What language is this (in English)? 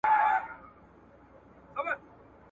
Pashto